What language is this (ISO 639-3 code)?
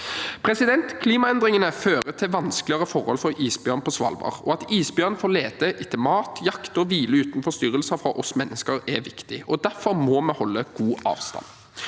nor